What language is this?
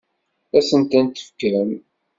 Kabyle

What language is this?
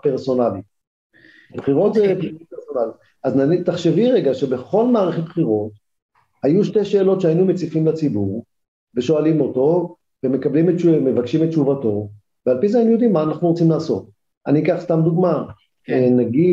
Hebrew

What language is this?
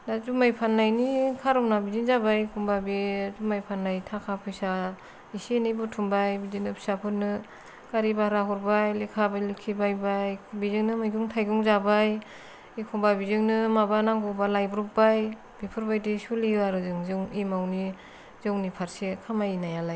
Bodo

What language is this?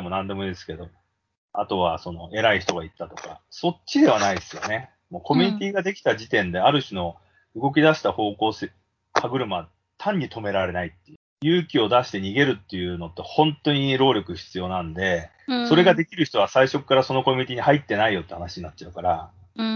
Japanese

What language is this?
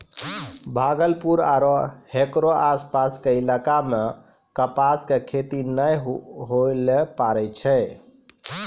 Maithili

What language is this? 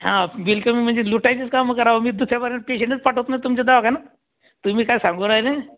Marathi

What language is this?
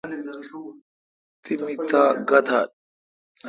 Kalkoti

